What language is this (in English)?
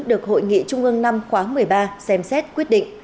Vietnamese